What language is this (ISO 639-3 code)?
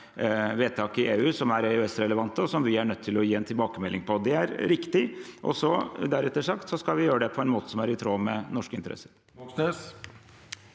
nor